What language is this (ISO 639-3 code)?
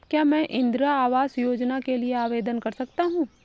hin